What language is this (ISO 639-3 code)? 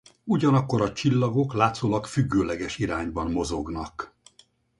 hun